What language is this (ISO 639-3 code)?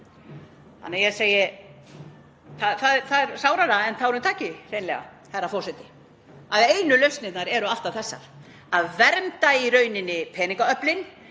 isl